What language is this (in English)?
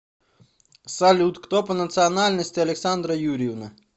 Russian